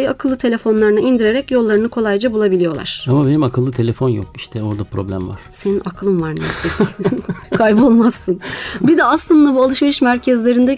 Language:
Turkish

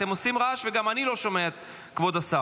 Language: Hebrew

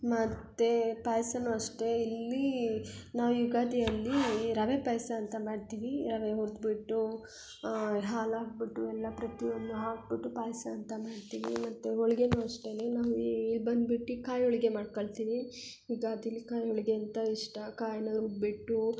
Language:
Kannada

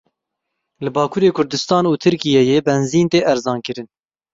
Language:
Kurdish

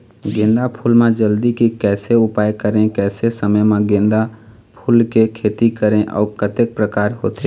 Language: Chhattisgarhi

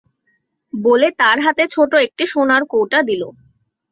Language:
Bangla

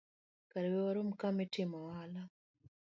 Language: Luo (Kenya and Tanzania)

